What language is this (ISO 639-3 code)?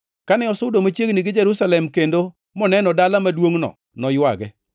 luo